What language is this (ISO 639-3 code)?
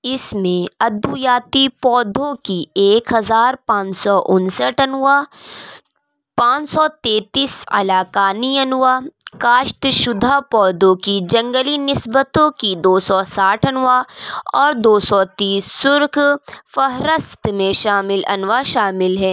urd